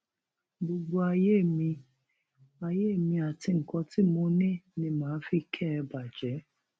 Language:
Yoruba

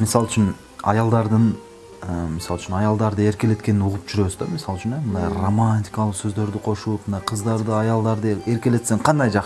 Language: Turkish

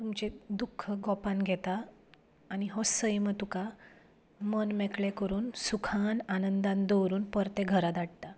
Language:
Konkani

